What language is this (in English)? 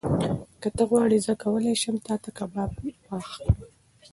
Pashto